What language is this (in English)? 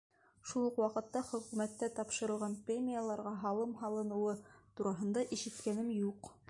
Bashkir